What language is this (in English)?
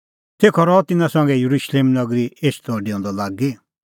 Kullu Pahari